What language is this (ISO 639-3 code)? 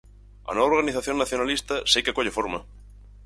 glg